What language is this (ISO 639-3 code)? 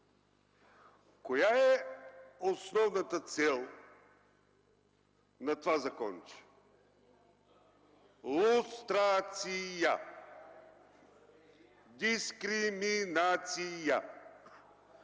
bul